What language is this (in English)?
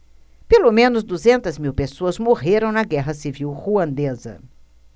Portuguese